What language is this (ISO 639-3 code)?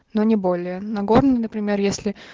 rus